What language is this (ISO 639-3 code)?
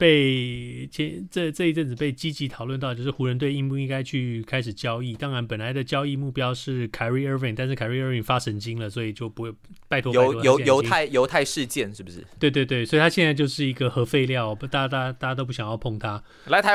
zho